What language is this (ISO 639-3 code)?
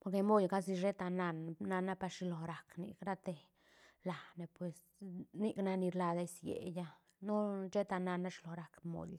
ztn